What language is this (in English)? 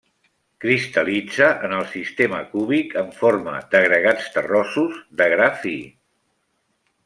Catalan